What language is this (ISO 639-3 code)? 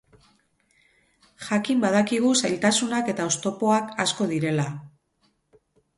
eus